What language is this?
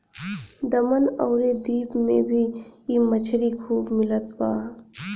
Bhojpuri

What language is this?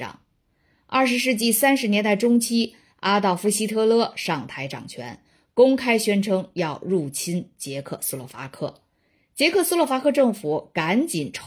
Chinese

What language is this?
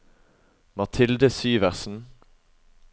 Norwegian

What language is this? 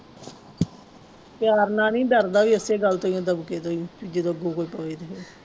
Punjabi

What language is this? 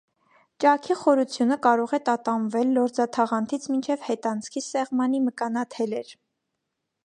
Armenian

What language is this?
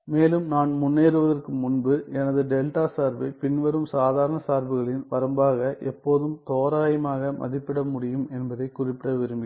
Tamil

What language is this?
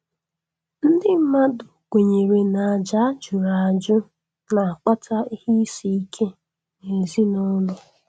Igbo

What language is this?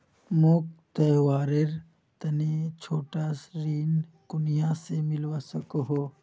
Magahi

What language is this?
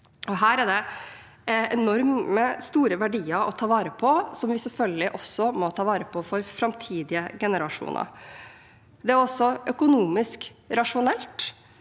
Norwegian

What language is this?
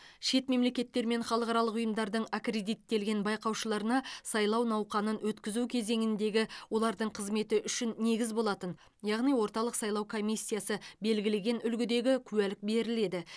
Kazakh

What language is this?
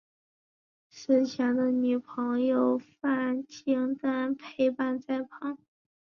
Chinese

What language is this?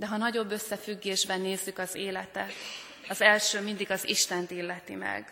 Hungarian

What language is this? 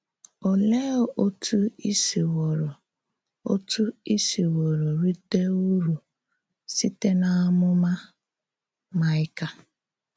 Igbo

